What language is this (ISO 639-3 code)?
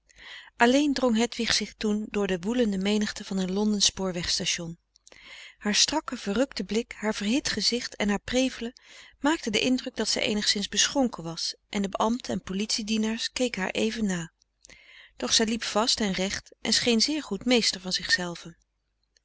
nld